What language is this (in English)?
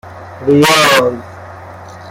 Persian